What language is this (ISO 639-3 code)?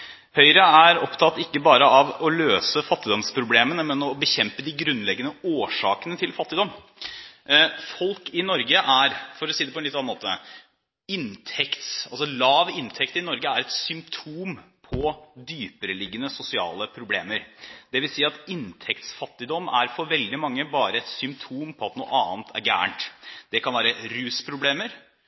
nob